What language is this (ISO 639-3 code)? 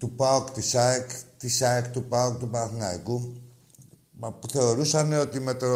ell